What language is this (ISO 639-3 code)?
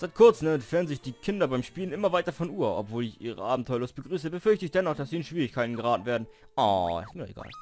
deu